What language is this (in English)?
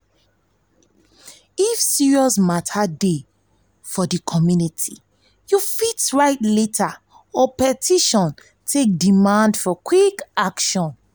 Nigerian Pidgin